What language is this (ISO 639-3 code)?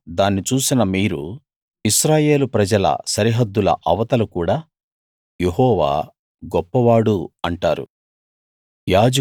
tel